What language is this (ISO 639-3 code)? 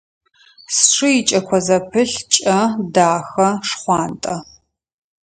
ady